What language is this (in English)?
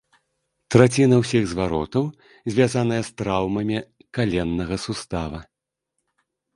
Belarusian